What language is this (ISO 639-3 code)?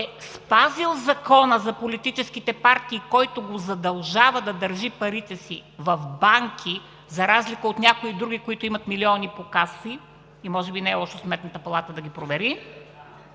bul